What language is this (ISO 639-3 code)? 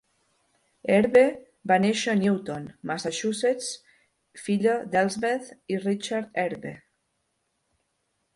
cat